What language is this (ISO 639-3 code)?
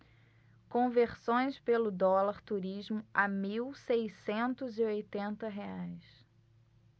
por